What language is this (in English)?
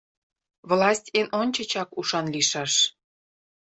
Mari